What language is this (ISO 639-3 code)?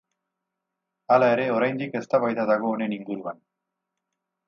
eus